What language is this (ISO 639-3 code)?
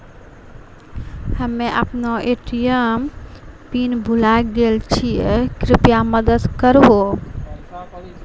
mai